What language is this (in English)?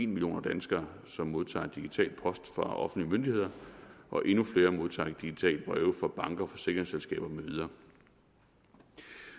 Danish